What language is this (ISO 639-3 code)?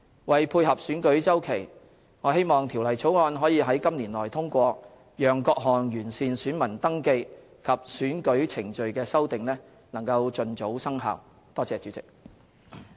yue